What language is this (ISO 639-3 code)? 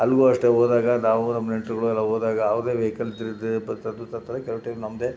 kan